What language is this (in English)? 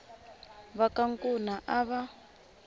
Tsonga